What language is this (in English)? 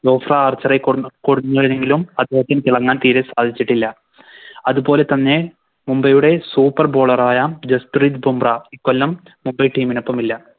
Malayalam